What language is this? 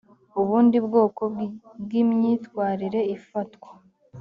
Kinyarwanda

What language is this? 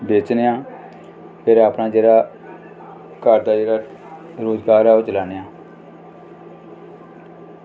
Dogri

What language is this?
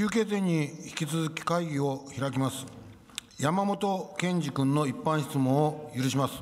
Japanese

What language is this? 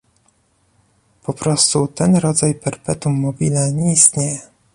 Polish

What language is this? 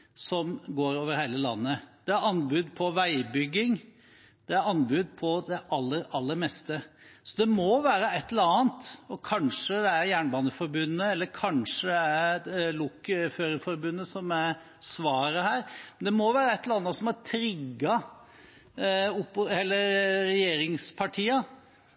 Norwegian Bokmål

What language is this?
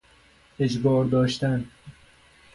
Persian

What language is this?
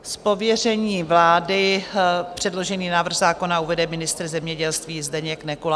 Czech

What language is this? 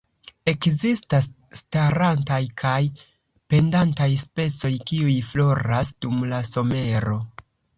Esperanto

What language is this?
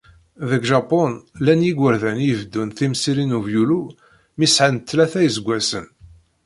Kabyle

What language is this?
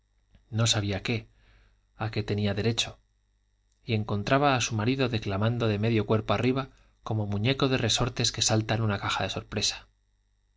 Spanish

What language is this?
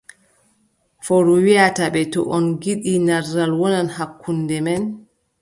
Adamawa Fulfulde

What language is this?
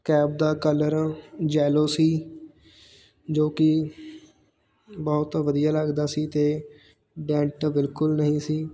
Punjabi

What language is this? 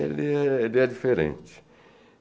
Portuguese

